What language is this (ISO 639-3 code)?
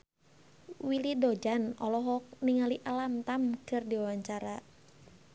sun